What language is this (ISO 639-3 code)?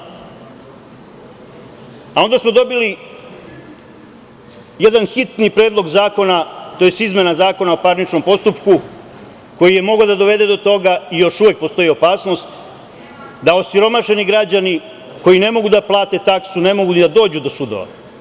srp